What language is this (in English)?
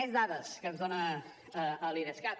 Catalan